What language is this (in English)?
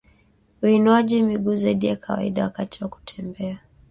Swahili